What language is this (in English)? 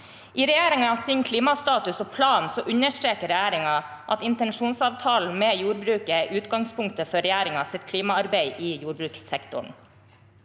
Norwegian